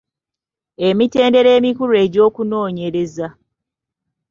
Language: Ganda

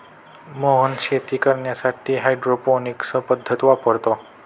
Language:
Marathi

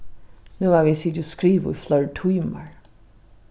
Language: Faroese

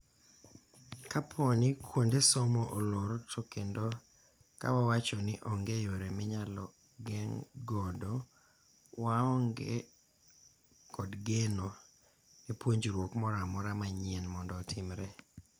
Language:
Luo (Kenya and Tanzania)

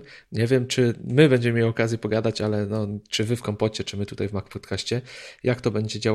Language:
Polish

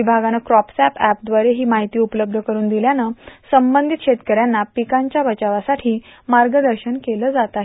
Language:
Marathi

